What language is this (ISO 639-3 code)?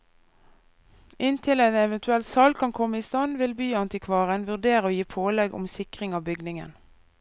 nor